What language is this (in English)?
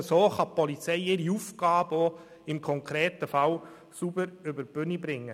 Swiss German